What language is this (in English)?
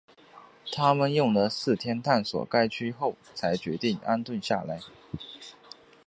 Chinese